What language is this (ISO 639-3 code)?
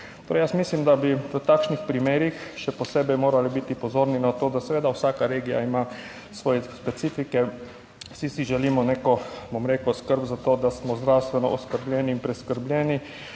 slv